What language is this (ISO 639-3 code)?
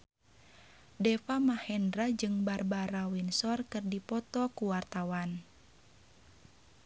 sun